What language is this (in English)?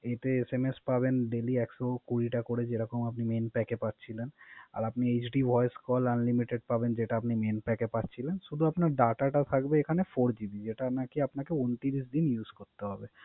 Bangla